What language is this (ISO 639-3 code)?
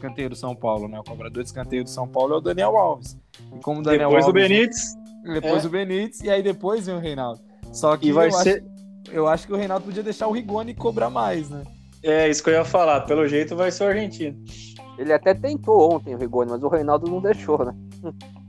por